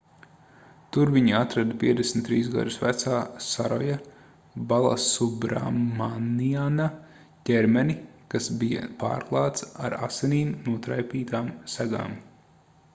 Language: Latvian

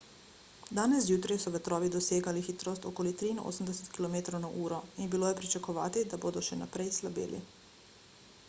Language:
Slovenian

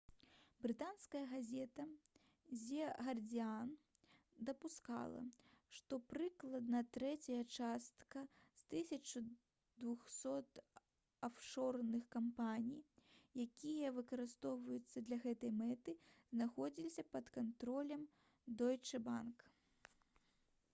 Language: Belarusian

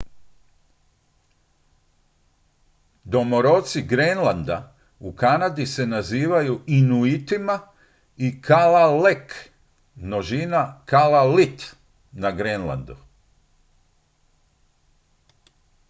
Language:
Croatian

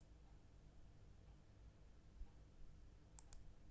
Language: Central Kurdish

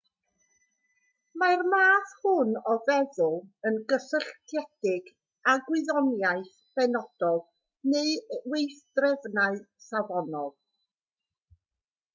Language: Welsh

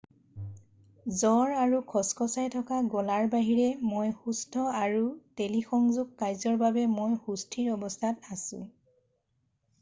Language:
Assamese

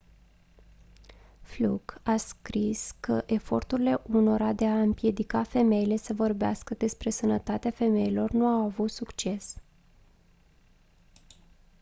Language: Romanian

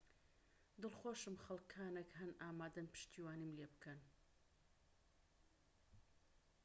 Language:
Central Kurdish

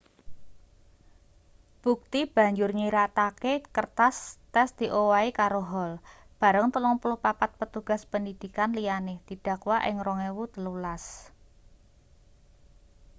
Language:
Javanese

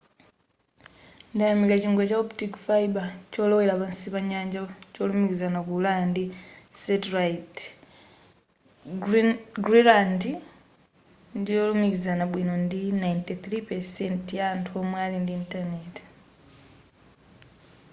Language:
Nyanja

